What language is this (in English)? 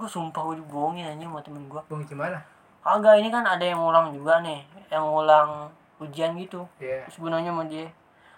Indonesian